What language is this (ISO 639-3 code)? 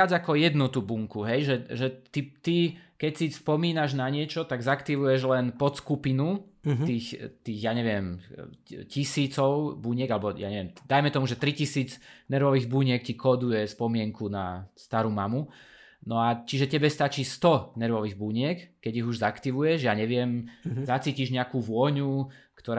slk